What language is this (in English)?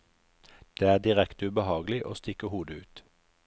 Norwegian